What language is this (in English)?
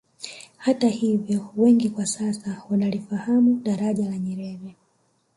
Swahili